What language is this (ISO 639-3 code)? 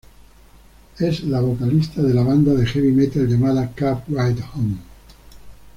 spa